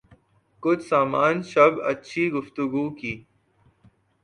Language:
Urdu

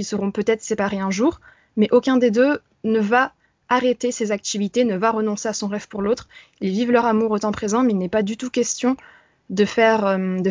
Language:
French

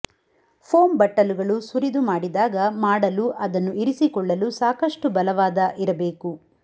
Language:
Kannada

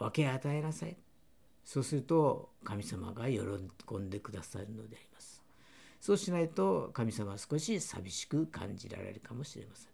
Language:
Japanese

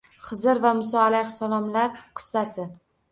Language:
Uzbek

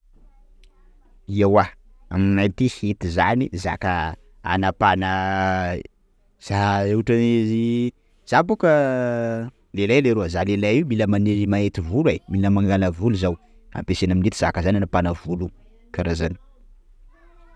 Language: Sakalava Malagasy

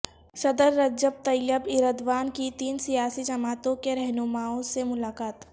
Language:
Urdu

